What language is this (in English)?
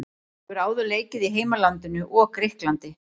Icelandic